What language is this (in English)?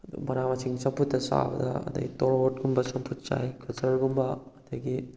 Manipuri